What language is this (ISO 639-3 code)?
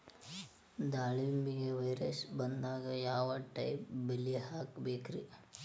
kan